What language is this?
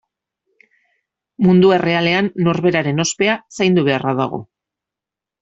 Basque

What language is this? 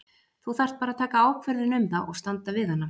Icelandic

